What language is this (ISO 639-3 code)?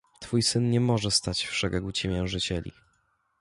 pol